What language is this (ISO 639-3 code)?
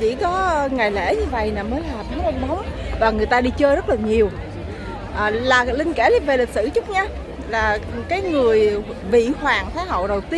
vie